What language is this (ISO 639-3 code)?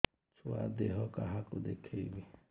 ori